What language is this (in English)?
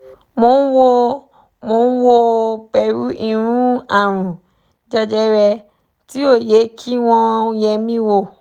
Yoruba